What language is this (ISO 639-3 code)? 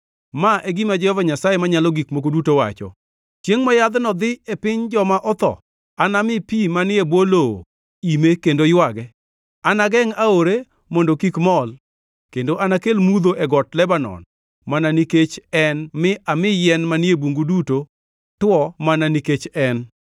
luo